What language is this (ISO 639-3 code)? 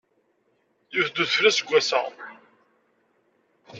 kab